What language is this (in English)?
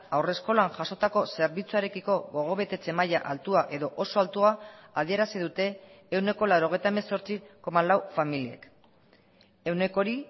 Basque